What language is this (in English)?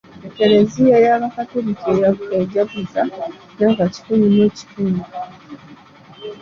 Ganda